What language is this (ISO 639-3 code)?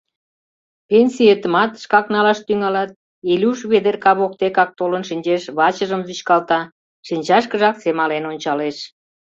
chm